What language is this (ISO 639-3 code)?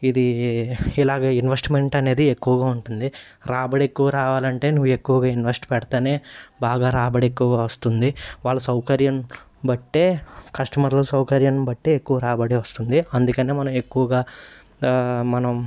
tel